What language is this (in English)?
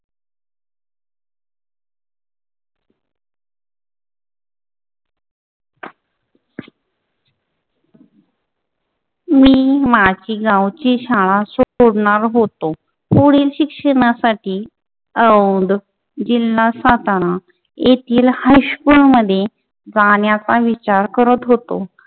Marathi